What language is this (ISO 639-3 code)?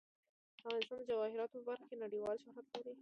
pus